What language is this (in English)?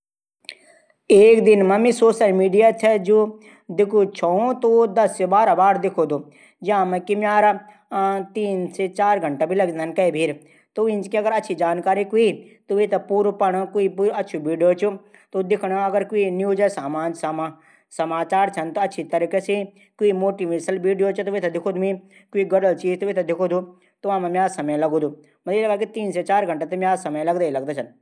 Garhwali